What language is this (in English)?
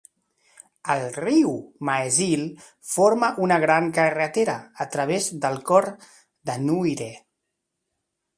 Catalan